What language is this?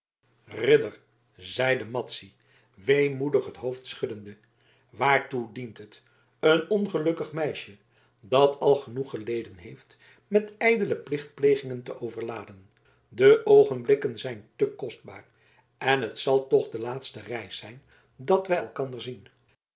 Dutch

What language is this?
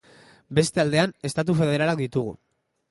Basque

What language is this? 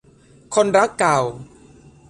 Thai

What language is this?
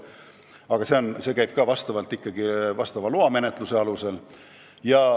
Estonian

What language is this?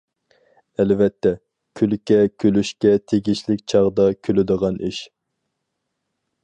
Uyghur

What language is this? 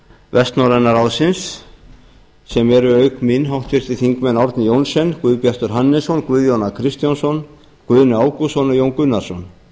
Icelandic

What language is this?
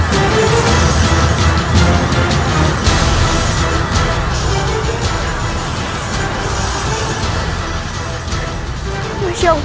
Indonesian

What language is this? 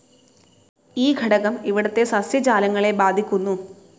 Malayalam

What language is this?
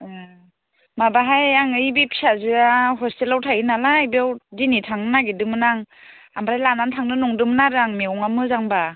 Bodo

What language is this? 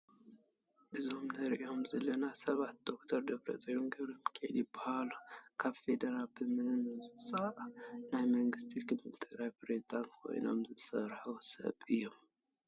Tigrinya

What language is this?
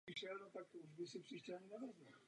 Czech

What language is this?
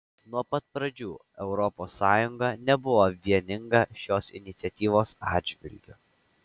Lithuanian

